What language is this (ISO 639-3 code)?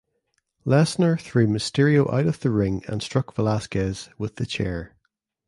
eng